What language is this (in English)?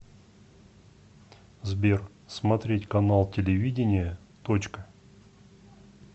Russian